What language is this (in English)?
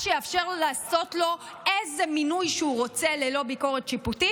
Hebrew